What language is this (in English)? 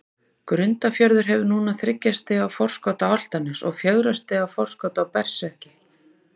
Icelandic